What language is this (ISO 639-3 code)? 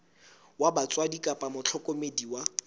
sot